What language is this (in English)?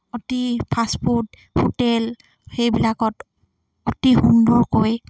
Assamese